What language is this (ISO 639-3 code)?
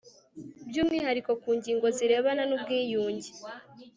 kin